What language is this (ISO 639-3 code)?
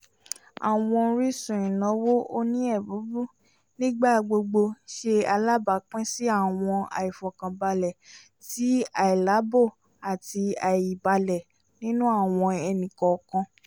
yor